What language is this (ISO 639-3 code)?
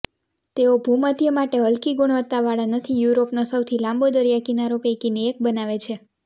guj